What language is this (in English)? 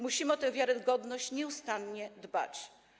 Polish